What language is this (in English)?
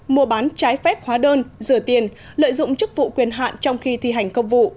Vietnamese